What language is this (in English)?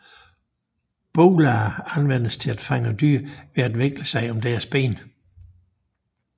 Danish